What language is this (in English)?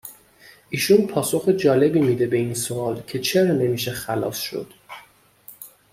Persian